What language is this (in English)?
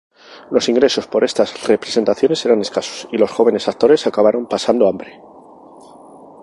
Spanish